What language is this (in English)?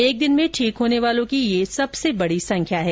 Hindi